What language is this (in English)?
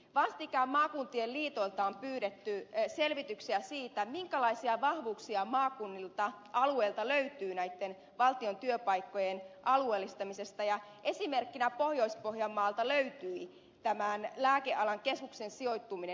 Finnish